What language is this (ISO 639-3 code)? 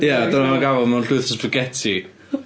cym